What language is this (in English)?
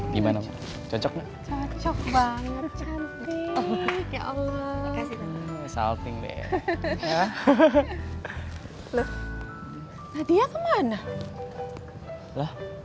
Indonesian